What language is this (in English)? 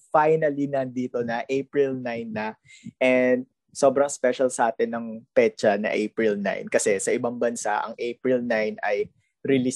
Filipino